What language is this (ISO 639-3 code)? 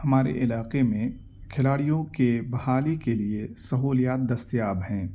urd